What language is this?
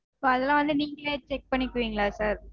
Tamil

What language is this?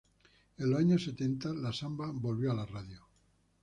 Spanish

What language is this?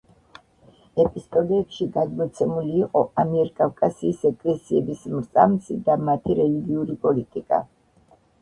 Georgian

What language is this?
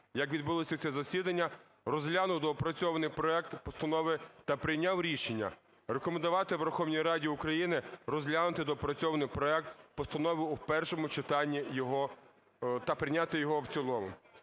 Ukrainian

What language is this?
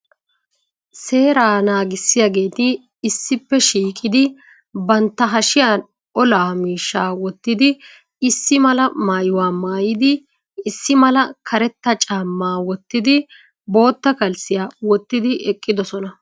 Wolaytta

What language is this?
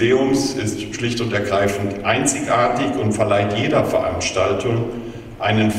German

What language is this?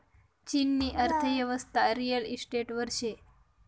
Marathi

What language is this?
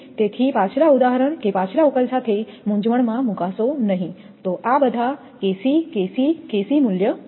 Gujarati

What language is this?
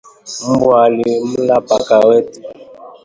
Swahili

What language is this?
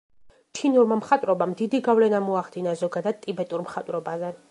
Georgian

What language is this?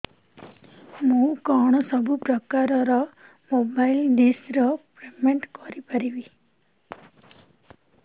Odia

